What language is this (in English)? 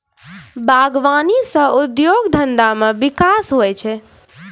Maithili